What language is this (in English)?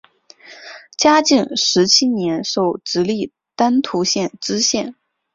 Chinese